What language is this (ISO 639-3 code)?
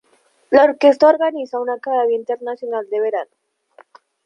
spa